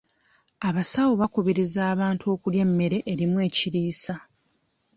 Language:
Ganda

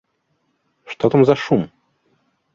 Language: Belarusian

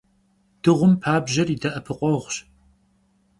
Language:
Kabardian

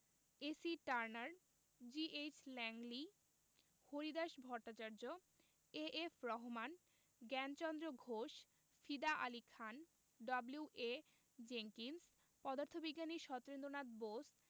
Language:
Bangla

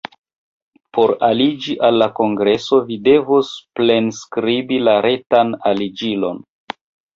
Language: Esperanto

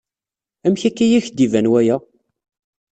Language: Kabyle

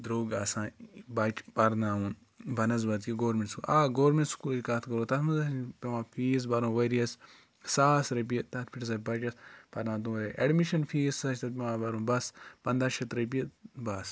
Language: Kashmiri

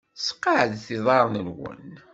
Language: Kabyle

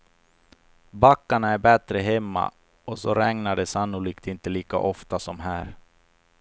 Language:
Swedish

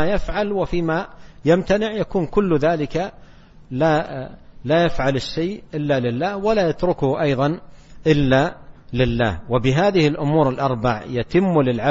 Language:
Arabic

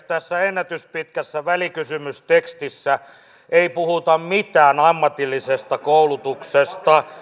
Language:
Finnish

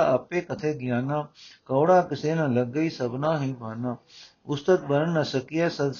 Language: Punjabi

